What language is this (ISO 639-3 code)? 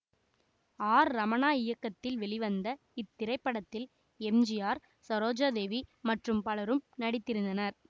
tam